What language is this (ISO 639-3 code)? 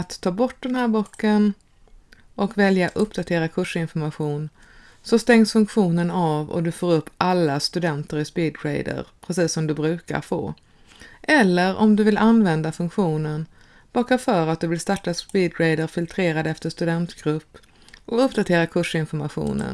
swe